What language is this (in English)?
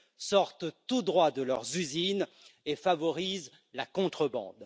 French